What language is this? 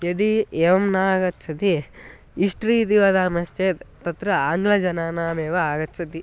Sanskrit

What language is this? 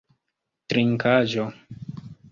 Esperanto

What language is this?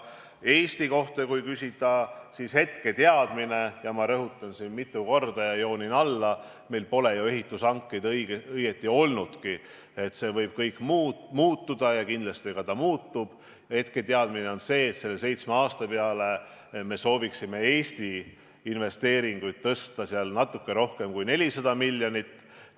Estonian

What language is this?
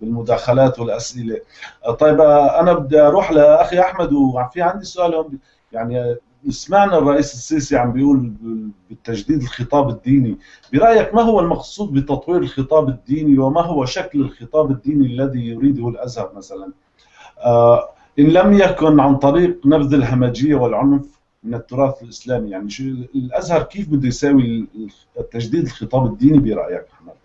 Arabic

